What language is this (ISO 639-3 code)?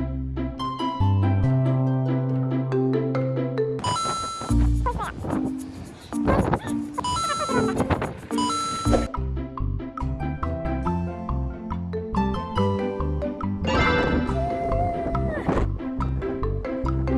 kor